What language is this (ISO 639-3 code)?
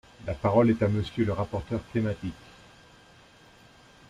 fra